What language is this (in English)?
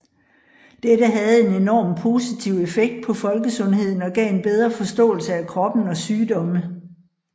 Danish